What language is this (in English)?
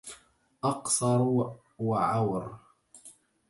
Arabic